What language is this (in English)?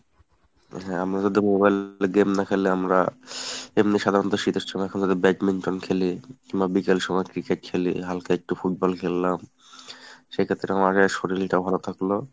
Bangla